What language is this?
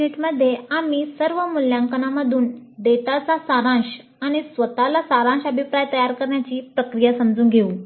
Marathi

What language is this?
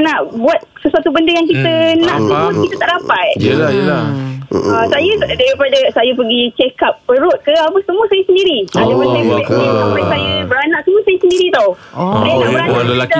Malay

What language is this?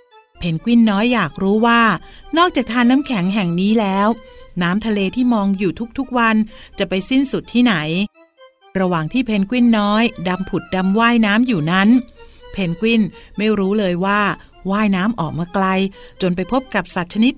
Thai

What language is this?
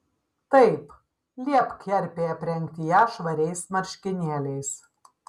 Lithuanian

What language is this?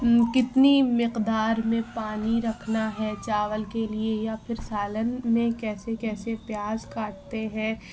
Urdu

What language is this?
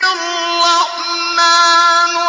Arabic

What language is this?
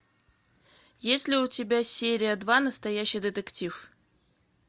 Russian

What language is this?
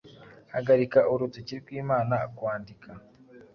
Kinyarwanda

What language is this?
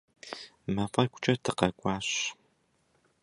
Kabardian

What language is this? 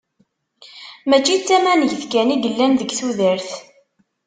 Kabyle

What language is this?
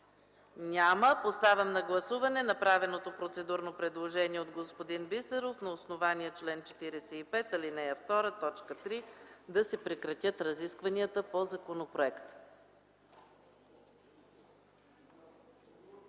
Bulgarian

